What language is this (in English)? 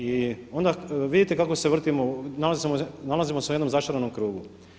Croatian